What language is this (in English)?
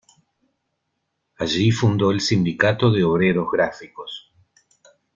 Spanish